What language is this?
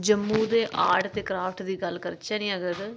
Dogri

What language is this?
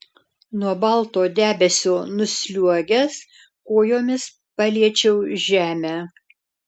Lithuanian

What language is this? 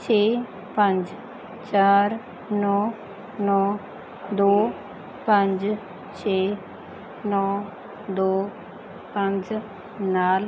Punjabi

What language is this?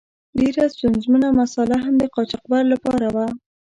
Pashto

